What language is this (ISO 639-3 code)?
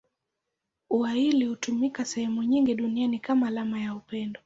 swa